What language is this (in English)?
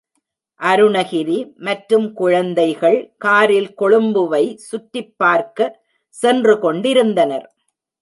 Tamil